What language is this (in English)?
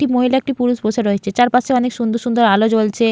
Bangla